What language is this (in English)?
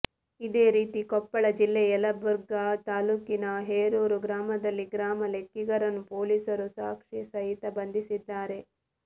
Kannada